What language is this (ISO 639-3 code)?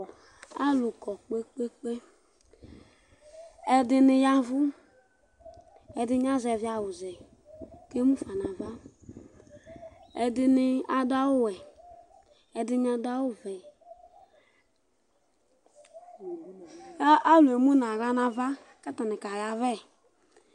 kpo